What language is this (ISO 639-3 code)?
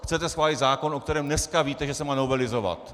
ces